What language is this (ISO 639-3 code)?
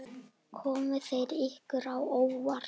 isl